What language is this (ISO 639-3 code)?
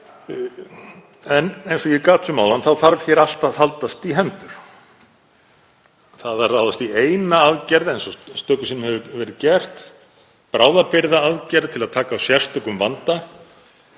isl